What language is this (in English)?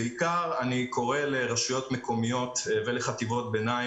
Hebrew